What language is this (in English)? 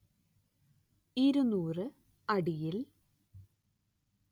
Malayalam